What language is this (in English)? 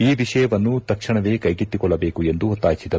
Kannada